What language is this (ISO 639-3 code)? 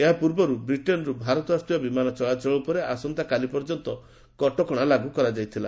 ori